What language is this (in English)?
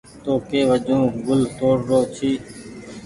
Goaria